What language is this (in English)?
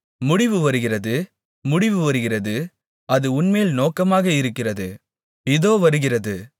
Tamil